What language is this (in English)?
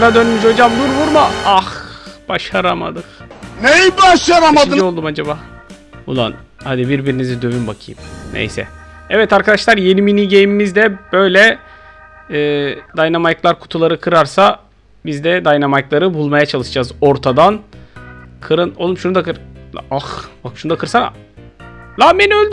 Turkish